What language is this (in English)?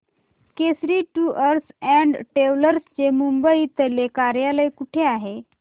Marathi